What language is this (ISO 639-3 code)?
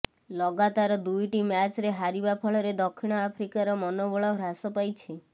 ori